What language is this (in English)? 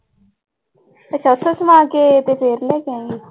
Punjabi